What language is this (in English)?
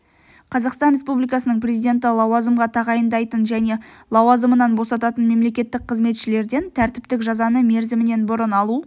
Kazakh